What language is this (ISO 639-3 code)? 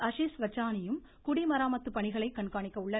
tam